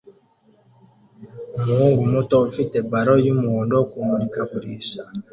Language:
Kinyarwanda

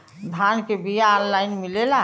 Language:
Bhojpuri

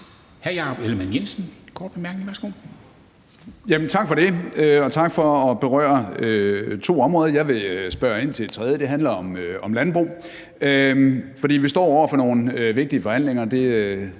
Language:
Danish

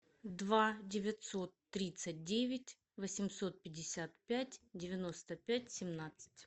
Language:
Russian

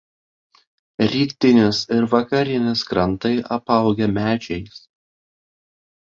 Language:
Lithuanian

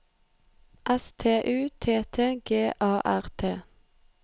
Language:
Norwegian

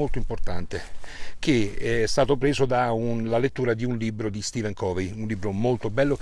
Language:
Italian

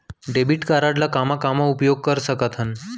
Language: Chhattisgarhi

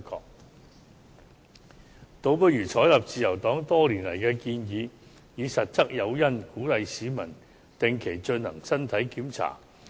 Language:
Cantonese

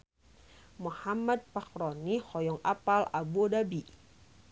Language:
Sundanese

